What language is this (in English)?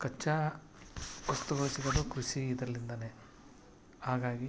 Kannada